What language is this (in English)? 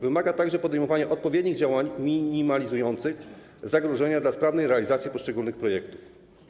Polish